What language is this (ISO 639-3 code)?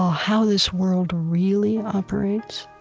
eng